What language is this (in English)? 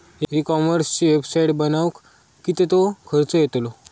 Marathi